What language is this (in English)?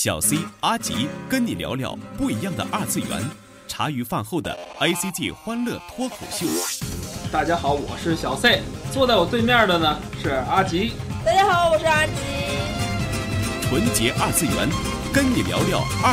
Chinese